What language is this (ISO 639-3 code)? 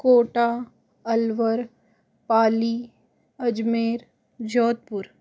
hin